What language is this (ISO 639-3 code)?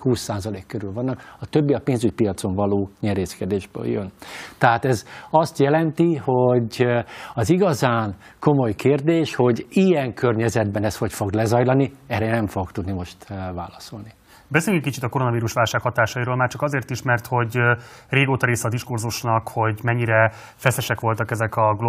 hun